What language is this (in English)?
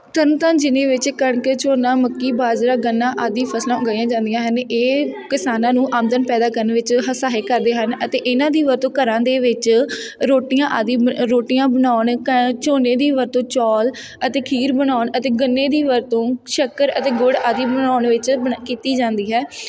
Punjabi